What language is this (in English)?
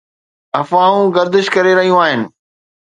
Sindhi